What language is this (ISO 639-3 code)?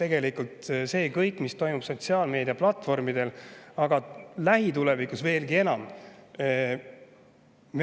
est